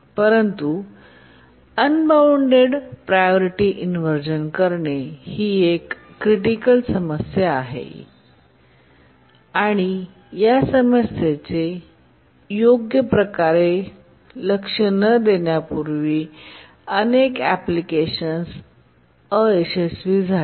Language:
Marathi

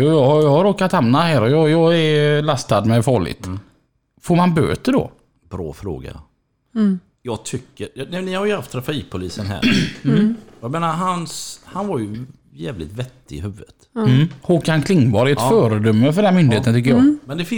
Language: Swedish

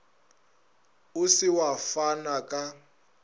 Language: Northern Sotho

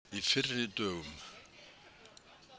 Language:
Icelandic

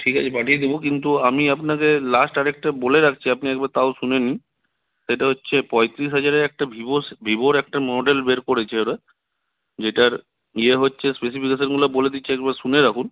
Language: Bangla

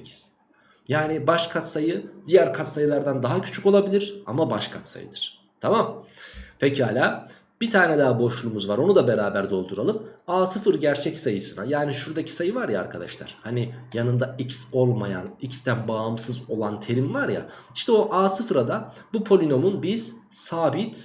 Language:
Turkish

